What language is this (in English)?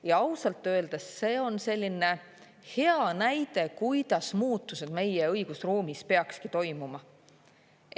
Estonian